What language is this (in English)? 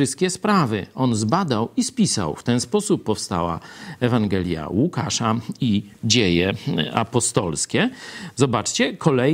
Polish